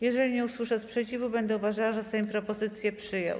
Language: Polish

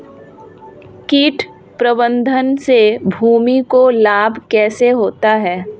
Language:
Hindi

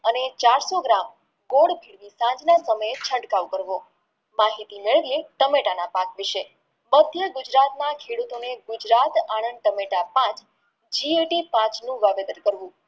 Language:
Gujarati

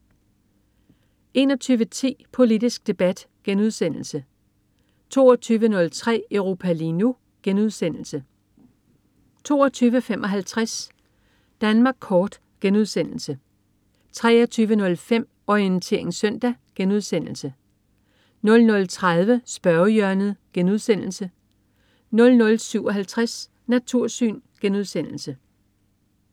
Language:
Danish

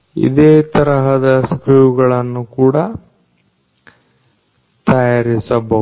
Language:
Kannada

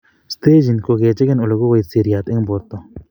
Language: Kalenjin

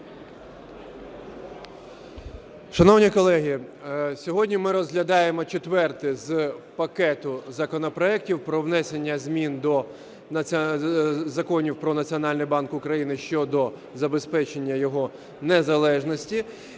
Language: Ukrainian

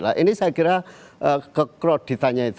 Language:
Indonesian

